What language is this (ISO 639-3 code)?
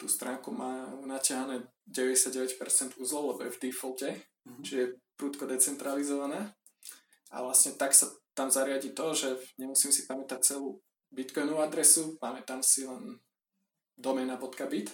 slk